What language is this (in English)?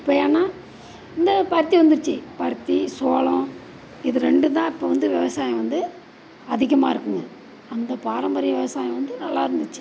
Tamil